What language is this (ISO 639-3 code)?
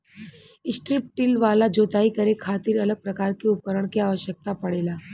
bho